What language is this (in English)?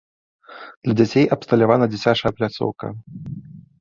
Belarusian